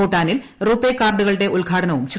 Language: Malayalam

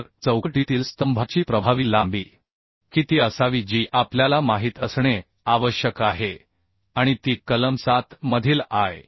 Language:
Marathi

